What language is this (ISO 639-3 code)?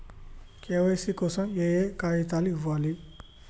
tel